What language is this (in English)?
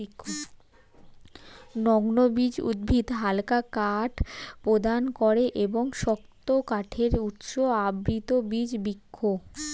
Bangla